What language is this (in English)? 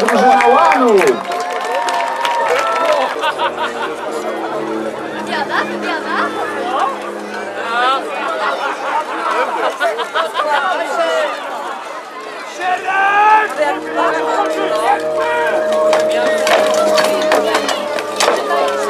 Polish